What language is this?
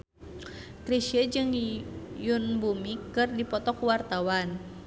Sundanese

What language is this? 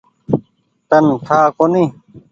Goaria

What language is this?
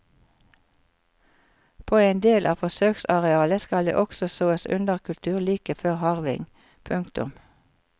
Norwegian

